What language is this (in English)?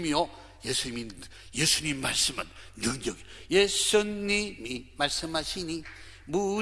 Korean